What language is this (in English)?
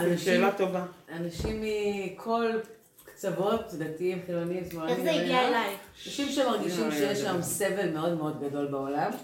Hebrew